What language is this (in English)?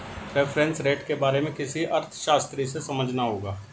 Hindi